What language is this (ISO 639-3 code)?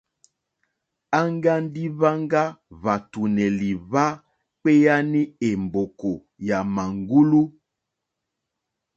bri